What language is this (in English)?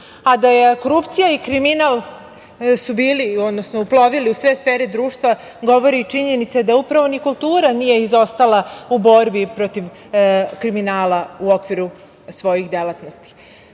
Serbian